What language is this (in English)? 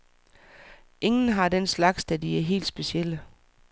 Danish